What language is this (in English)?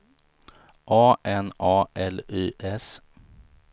Swedish